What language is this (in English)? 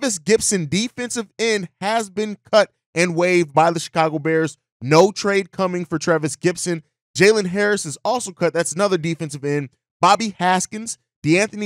English